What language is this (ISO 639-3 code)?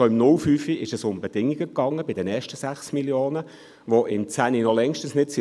gsw